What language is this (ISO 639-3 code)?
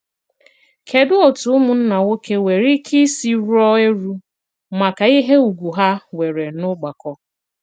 ibo